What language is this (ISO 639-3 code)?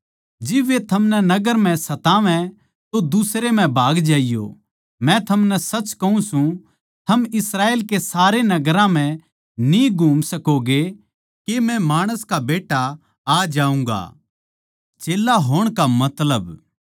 bgc